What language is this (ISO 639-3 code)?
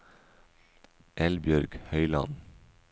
nor